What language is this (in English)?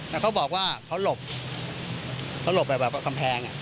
Thai